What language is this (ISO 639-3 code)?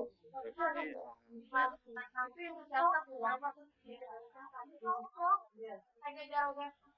ind